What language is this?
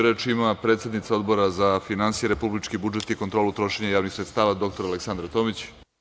Serbian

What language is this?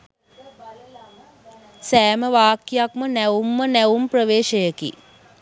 Sinhala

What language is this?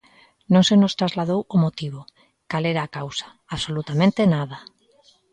Galician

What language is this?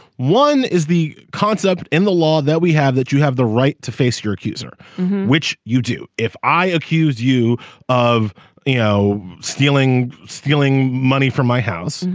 English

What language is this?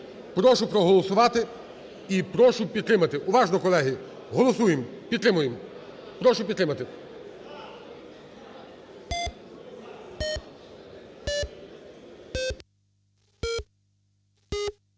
Ukrainian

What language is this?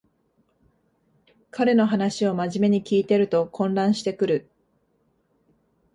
Japanese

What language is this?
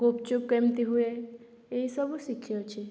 Odia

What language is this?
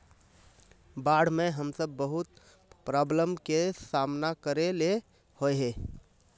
Magahi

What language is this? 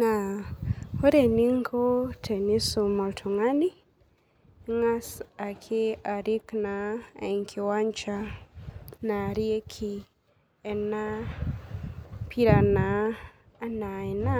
Masai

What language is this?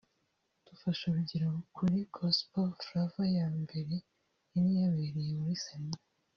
Kinyarwanda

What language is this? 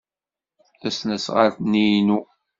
Kabyle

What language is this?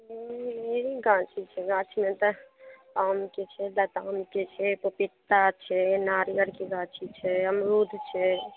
Maithili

